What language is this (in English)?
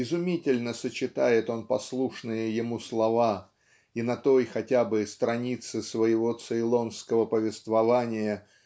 Russian